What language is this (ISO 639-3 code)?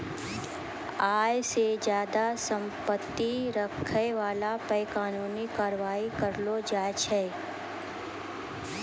mai